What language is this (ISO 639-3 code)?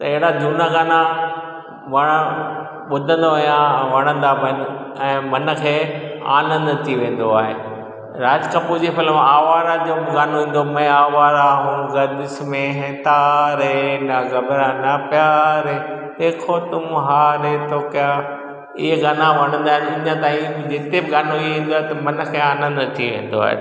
snd